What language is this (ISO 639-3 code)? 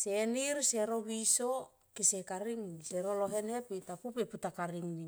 tqp